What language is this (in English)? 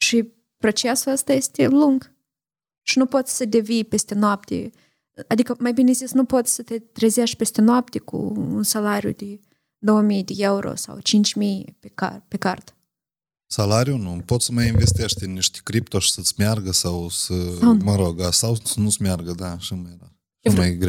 Romanian